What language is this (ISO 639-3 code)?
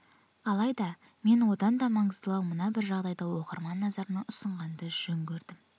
kaz